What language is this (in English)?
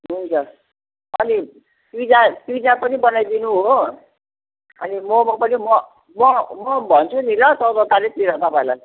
Nepali